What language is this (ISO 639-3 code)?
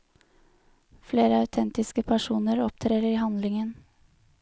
nor